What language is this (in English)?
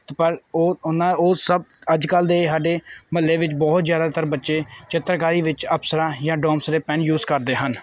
Punjabi